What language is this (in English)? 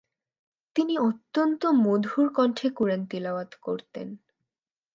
Bangla